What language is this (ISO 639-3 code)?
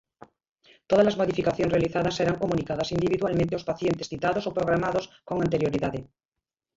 glg